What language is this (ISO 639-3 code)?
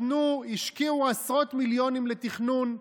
heb